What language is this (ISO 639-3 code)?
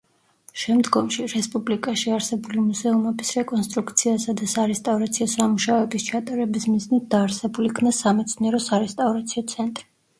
kat